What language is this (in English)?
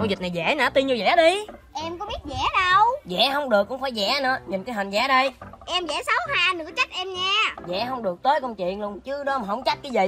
Vietnamese